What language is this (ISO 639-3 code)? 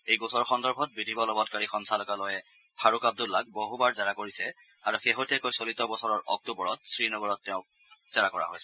asm